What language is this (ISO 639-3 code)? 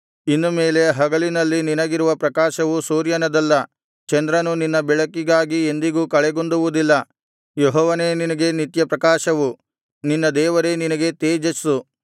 kan